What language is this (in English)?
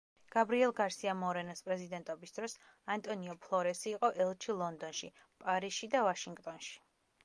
Georgian